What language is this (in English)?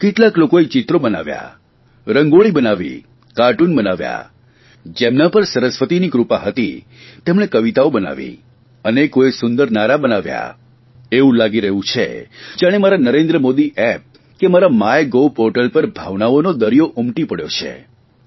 Gujarati